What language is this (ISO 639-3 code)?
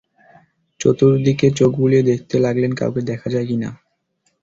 ben